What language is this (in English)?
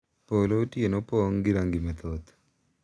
Luo (Kenya and Tanzania)